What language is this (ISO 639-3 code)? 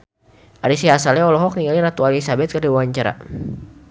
sun